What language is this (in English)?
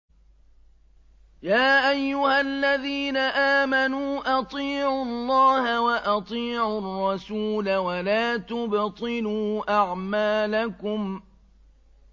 Arabic